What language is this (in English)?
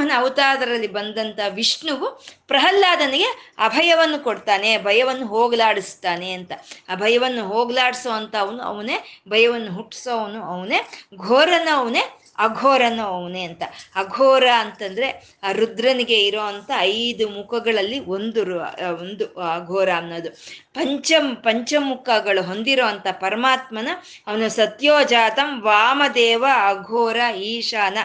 Kannada